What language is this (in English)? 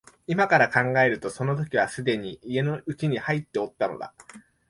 Japanese